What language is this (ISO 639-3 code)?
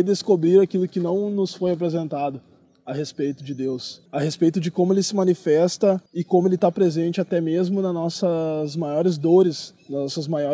por